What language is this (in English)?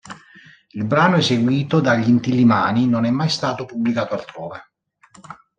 Italian